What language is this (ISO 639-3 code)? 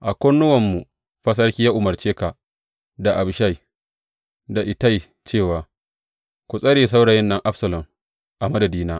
hau